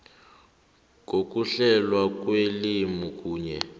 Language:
South Ndebele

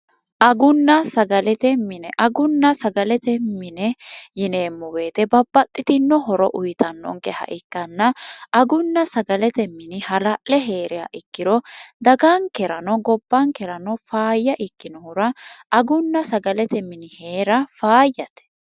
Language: Sidamo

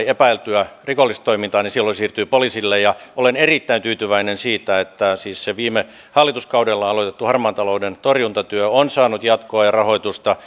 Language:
Finnish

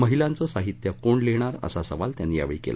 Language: Marathi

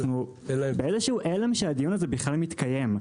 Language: Hebrew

